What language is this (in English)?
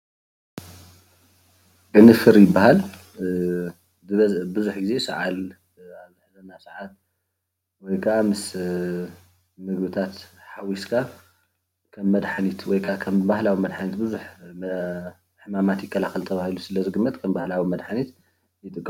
Tigrinya